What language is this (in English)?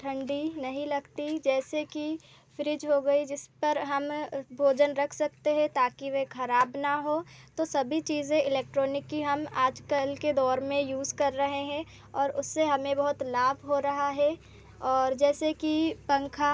Hindi